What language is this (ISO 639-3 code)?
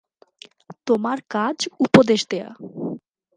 ben